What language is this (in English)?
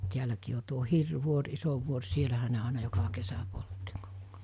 Finnish